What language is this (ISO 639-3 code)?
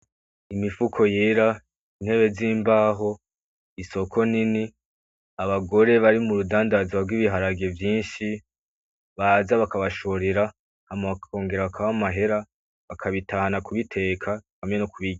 run